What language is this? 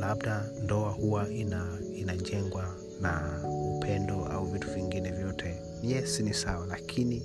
Swahili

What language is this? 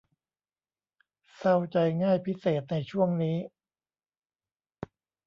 Thai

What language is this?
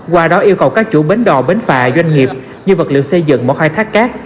Vietnamese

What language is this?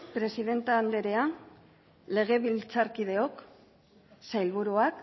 Basque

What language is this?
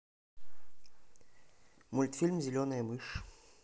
Russian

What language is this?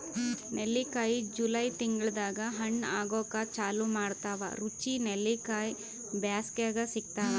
Kannada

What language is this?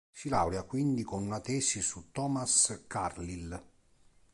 Italian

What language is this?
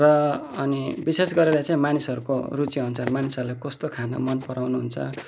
Nepali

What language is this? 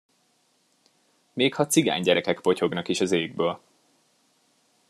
Hungarian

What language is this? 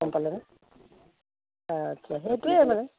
Assamese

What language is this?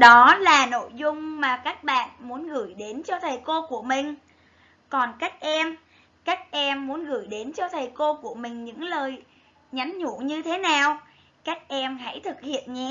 Vietnamese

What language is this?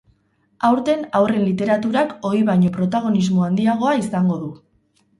Basque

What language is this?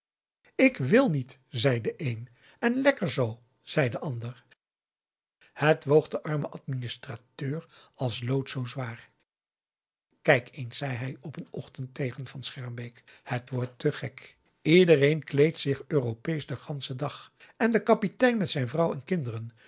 Dutch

